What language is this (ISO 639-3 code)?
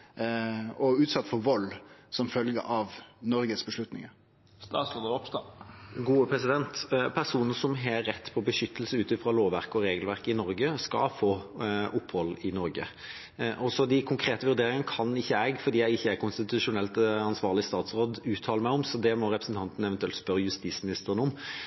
nor